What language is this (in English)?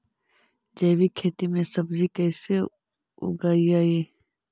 Magahi